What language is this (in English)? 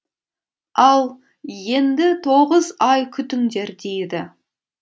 Kazakh